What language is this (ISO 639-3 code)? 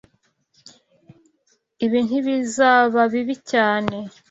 kin